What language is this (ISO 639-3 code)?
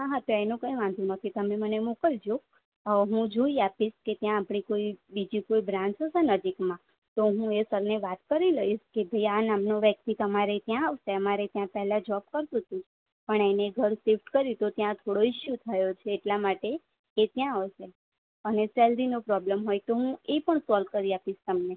guj